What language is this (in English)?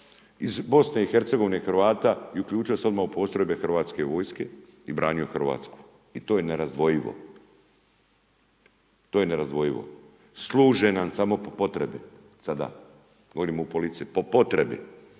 Croatian